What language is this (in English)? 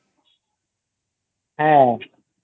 Bangla